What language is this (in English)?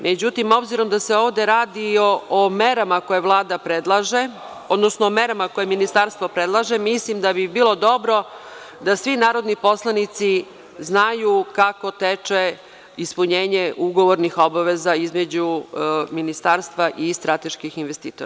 Serbian